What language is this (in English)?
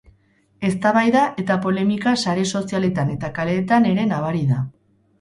Basque